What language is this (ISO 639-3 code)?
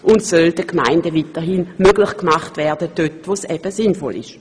gsw